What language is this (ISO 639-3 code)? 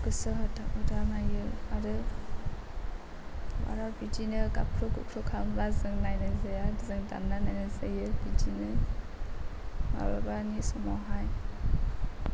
brx